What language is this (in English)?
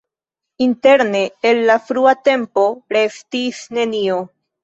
Esperanto